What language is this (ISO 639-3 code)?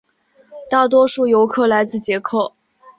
zho